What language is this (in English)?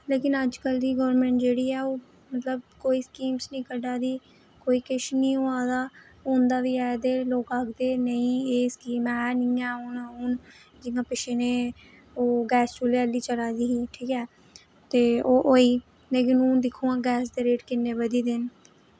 Dogri